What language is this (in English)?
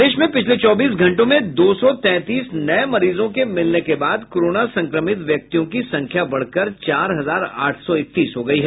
Hindi